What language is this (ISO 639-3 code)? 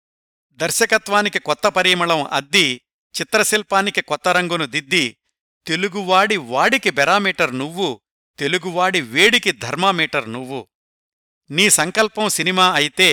tel